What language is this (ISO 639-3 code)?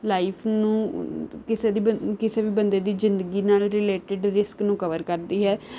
pan